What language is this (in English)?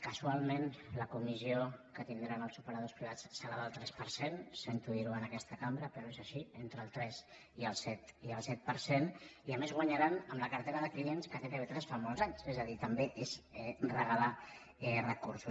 Catalan